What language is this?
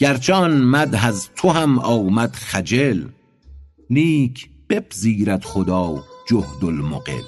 Persian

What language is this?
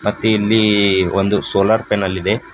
Kannada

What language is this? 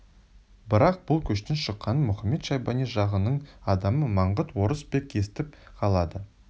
Kazakh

